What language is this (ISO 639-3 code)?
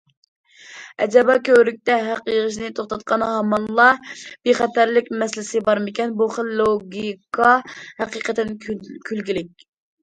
uig